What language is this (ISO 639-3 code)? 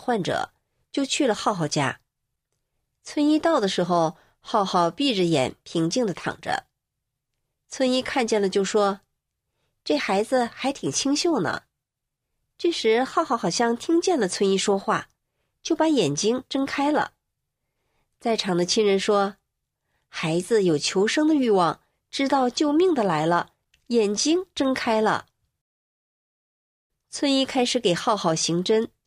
zho